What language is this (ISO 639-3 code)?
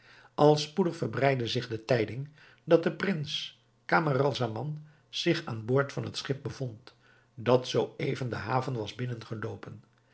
nld